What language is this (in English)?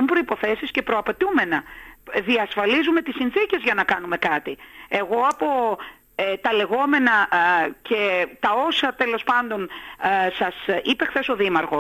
Greek